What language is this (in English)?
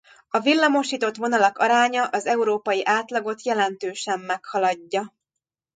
Hungarian